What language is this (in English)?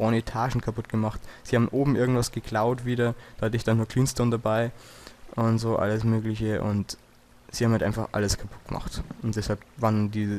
German